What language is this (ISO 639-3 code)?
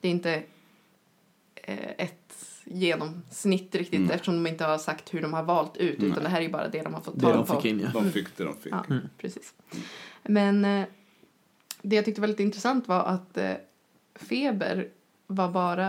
swe